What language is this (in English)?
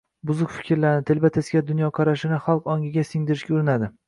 Uzbek